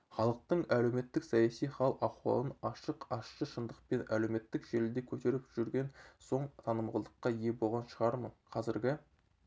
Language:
Kazakh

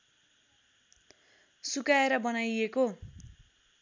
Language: Nepali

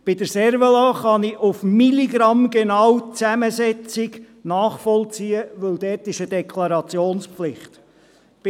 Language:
Swiss German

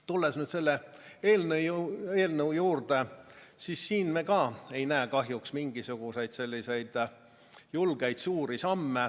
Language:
Estonian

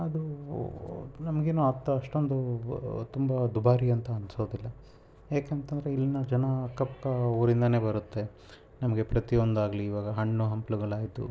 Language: Kannada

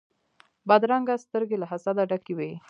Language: Pashto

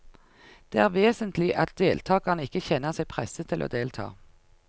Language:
Norwegian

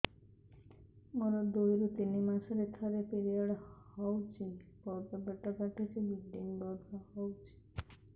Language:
Odia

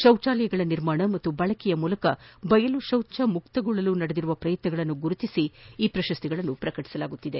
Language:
Kannada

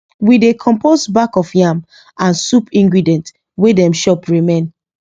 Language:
Nigerian Pidgin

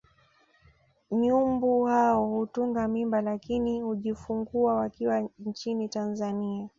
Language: Swahili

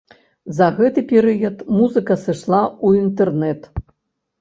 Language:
Belarusian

